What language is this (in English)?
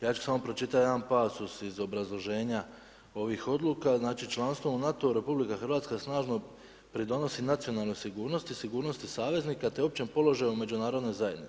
Croatian